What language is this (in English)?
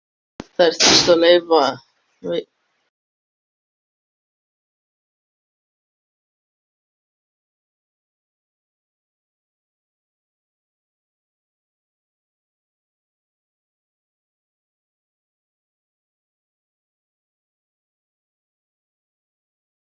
Icelandic